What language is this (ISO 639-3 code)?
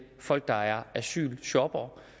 dan